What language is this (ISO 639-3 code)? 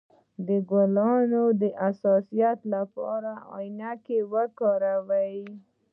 pus